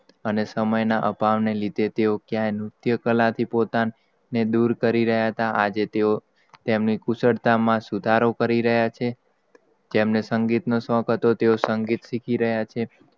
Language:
Gujarati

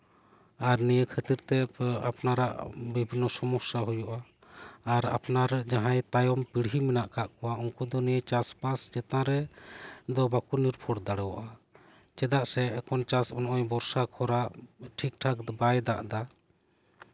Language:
Santali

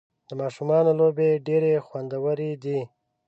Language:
Pashto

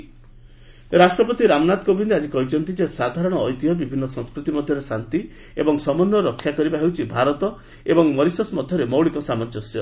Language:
Odia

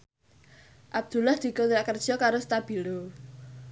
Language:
Javanese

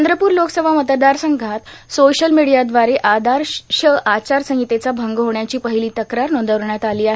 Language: Marathi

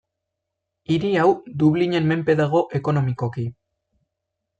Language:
Basque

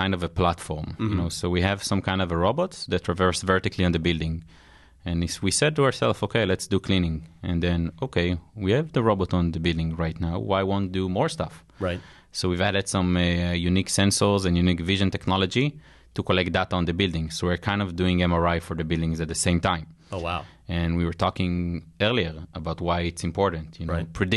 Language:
English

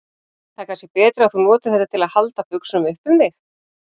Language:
Icelandic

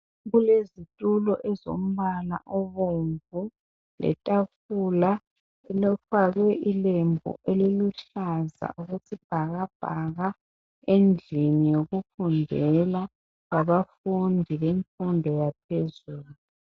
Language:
North Ndebele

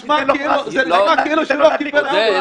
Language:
Hebrew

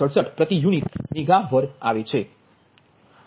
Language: Gujarati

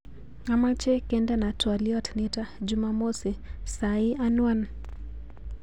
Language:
Kalenjin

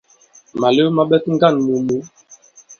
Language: Bankon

